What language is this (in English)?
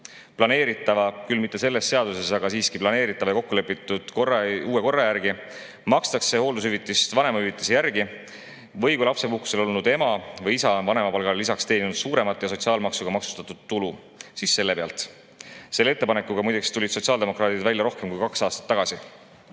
Estonian